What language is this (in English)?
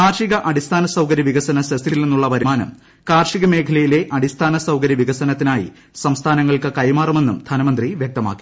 Malayalam